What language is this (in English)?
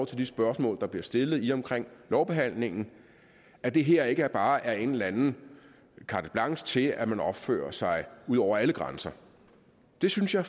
Danish